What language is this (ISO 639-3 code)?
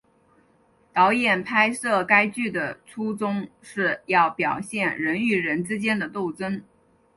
zho